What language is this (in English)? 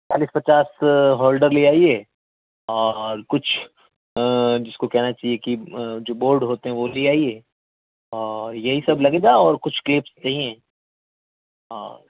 Urdu